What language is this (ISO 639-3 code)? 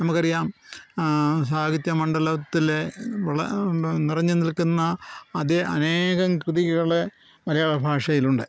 mal